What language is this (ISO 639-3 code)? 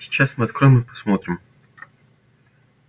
rus